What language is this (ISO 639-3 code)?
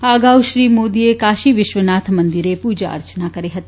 guj